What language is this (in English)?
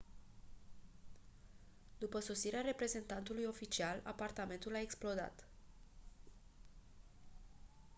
Romanian